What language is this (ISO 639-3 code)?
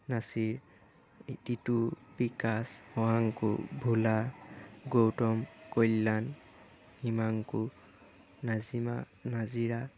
asm